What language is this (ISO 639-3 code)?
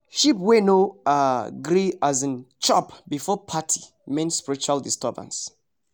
pcm